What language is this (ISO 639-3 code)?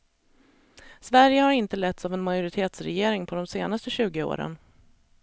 swe